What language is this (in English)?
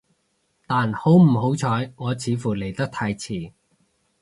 Cantonese